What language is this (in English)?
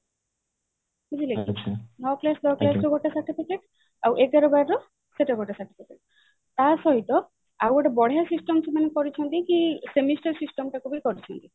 Odia